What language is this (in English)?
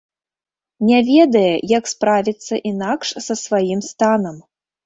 Belarusian